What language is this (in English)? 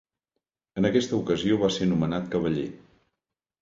Catalan